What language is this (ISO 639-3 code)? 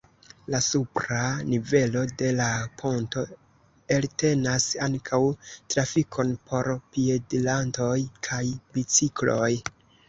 epo